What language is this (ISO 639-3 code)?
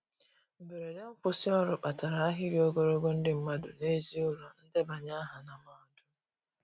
ibo